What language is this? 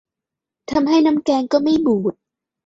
Thai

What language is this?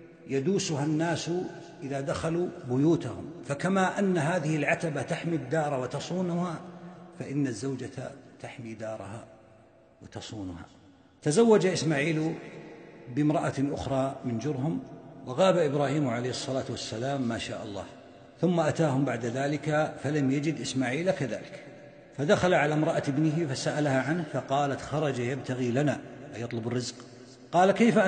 Arabic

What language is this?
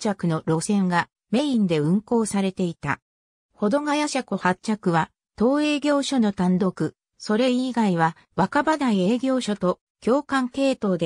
Japanese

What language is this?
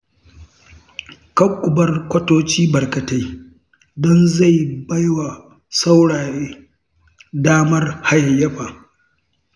Hausa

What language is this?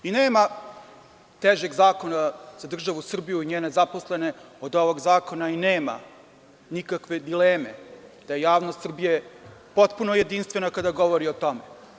Serbian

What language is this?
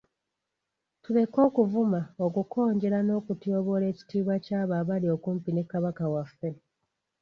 Ganda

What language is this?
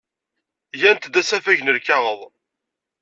Kabyle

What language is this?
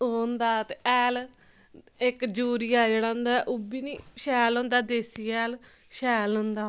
Dogri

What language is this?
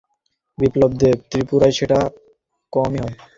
Bangla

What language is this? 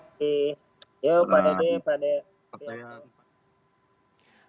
Indonesian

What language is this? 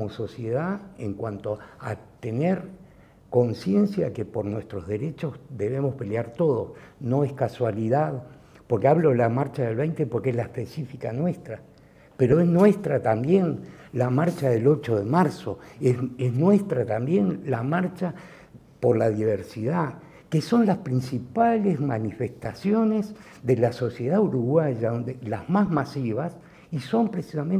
Spanish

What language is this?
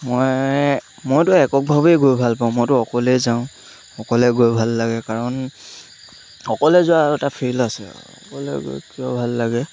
Assamese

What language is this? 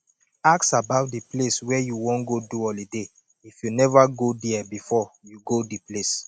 Nigerian Pidgin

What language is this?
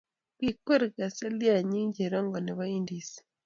Kalenjin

